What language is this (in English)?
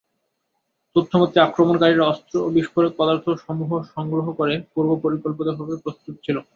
Bangla